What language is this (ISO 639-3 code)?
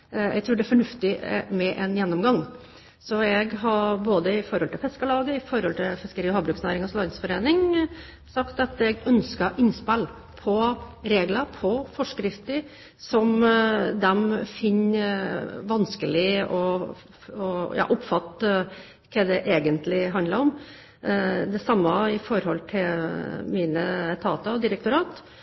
nob